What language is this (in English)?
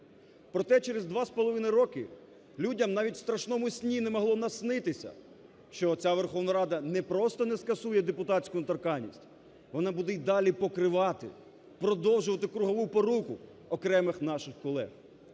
Ukrainian